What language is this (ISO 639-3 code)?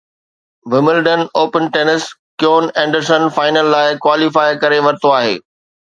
snd